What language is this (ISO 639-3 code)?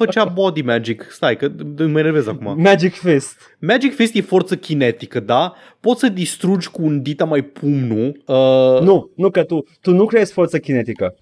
ron